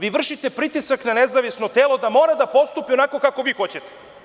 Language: Serbian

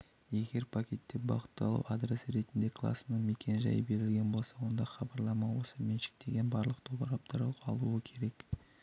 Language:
Kazakh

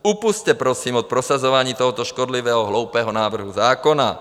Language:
Czech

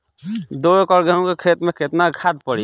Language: Bhojpuri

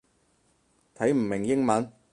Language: Cantonese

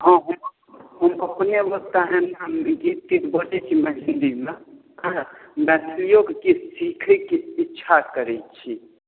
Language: Maithili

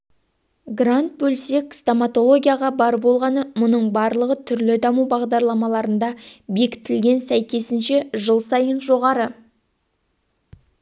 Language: Kazakh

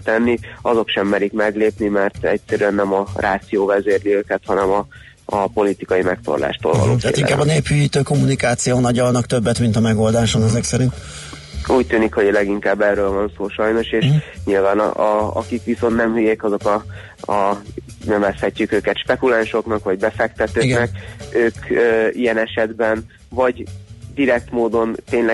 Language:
Hungarian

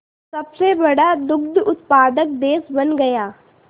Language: Hindi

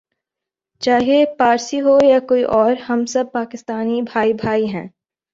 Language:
Urdu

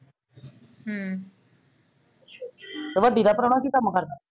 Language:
Punjabi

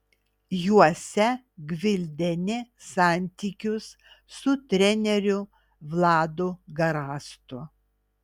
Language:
Lithuanian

